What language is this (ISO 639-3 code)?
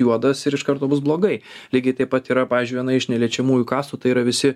lit